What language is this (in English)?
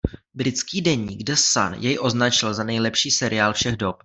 Czech